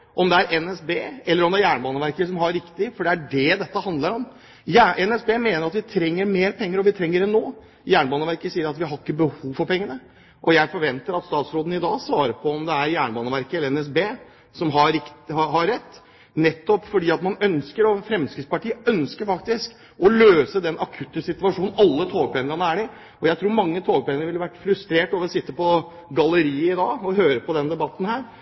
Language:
Norwegian Bokmål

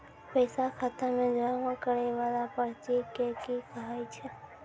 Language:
Maithili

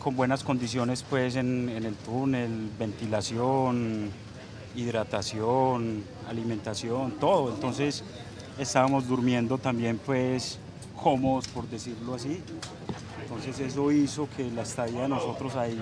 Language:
Spanish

